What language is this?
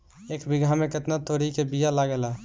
Bhojpuri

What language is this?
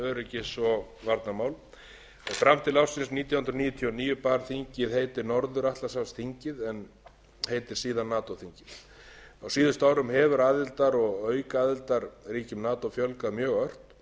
Icelandic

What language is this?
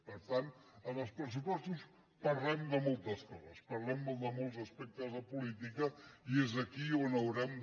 Catalan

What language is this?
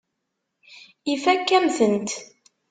Kabyle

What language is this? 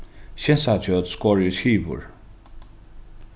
Faroese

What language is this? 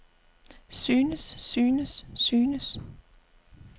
Danish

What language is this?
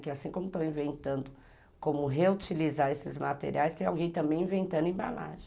Portuguese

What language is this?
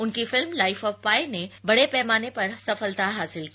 Hindi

